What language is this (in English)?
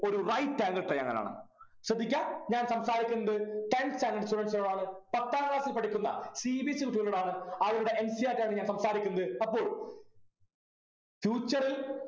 Malayalam